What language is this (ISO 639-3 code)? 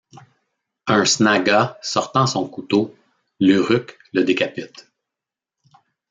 fra